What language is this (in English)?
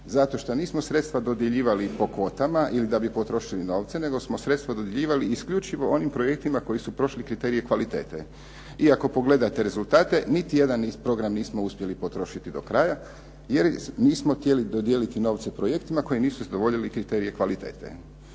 Croatian